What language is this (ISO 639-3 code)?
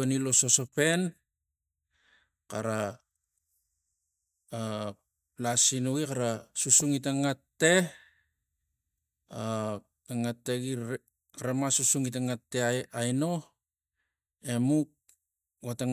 tgc